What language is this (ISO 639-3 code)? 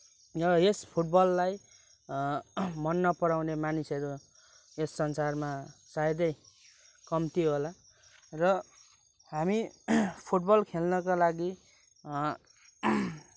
nep